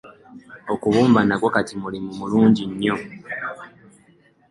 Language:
Ganda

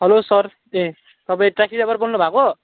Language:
Nepali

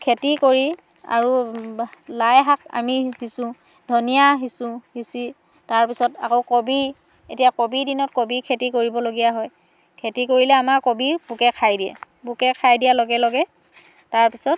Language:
Assamese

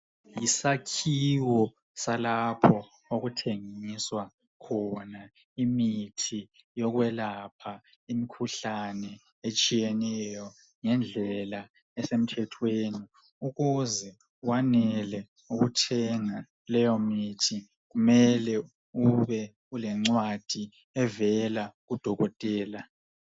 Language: North Ndebele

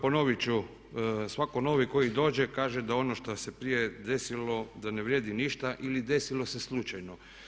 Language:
Croatian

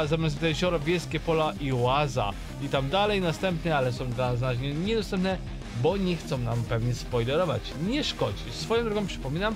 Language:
Polish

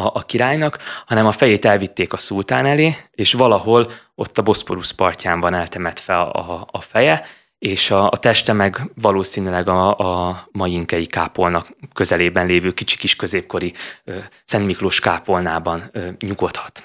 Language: Hungarian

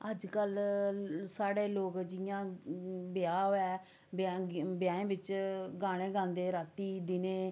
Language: Dogri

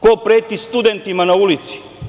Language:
Serbian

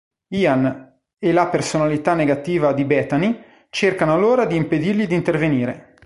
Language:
Italian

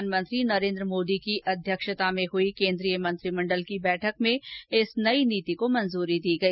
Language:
Hindi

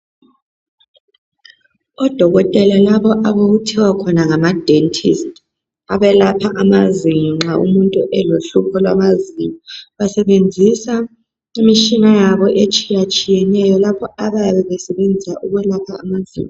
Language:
North Ndebele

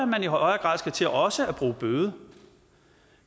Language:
Danish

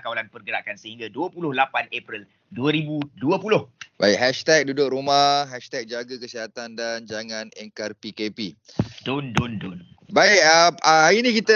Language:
Malay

